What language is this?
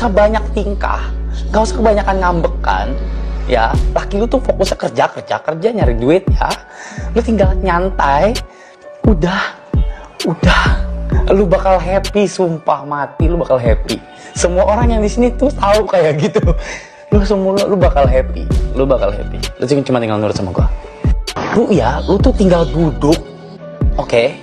Indonesian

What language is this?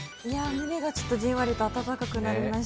Japanese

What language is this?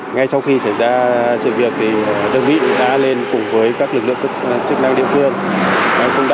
Vietnamese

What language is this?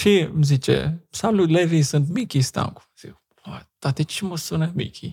Romanian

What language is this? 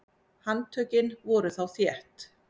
Icelandic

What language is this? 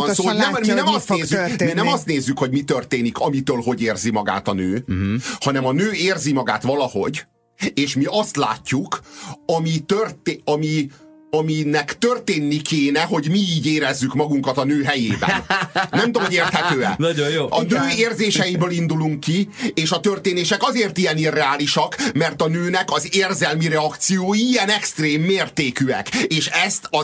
Hungarian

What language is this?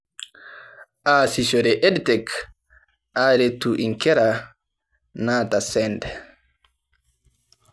Masai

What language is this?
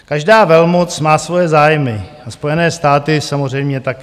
Czech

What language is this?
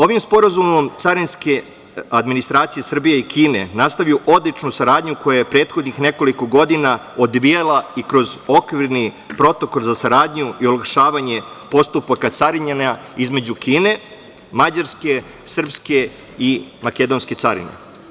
Serbian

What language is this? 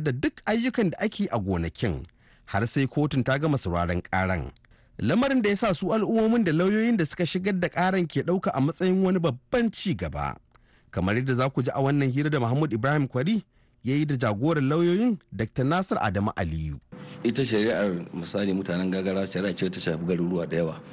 English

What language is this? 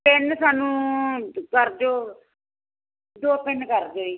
Punjabi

